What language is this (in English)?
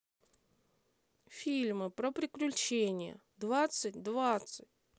Russian